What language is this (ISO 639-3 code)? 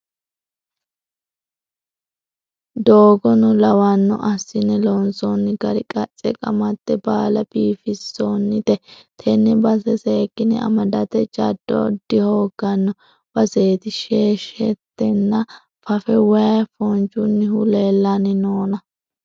sid